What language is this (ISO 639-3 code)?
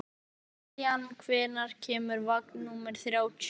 isl